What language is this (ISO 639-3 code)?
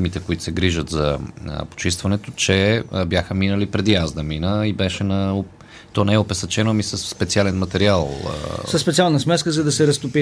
bul